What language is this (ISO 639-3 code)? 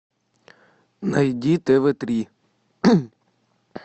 rus